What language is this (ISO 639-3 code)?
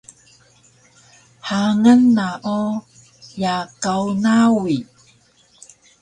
trv